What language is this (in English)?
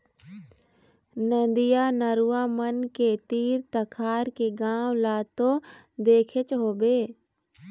Chhattisgarhi